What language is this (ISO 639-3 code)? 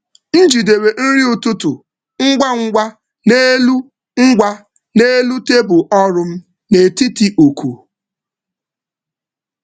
ibo